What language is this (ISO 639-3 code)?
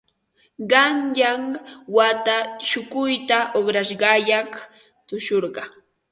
qva